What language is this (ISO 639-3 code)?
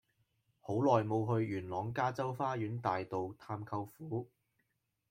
yue